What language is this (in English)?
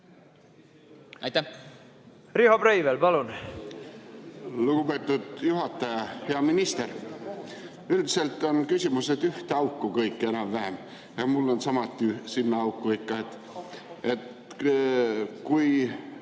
Estonian